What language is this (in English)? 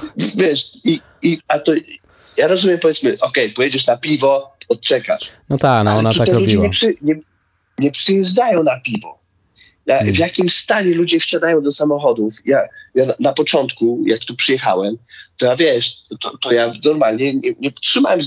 Polish